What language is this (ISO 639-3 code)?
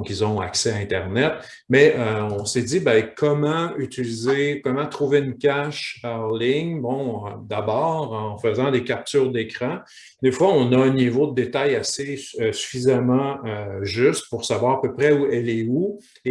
fra